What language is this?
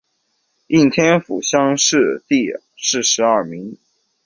Chinese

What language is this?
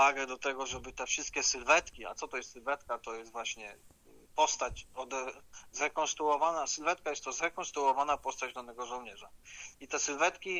Polish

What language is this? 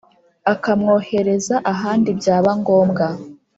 Kinyarwanda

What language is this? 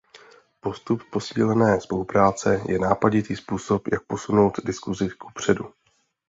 Czech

